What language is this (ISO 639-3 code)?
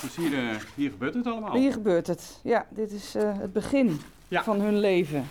nld